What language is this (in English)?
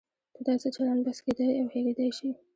Pashto